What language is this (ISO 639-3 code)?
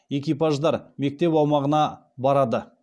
kaz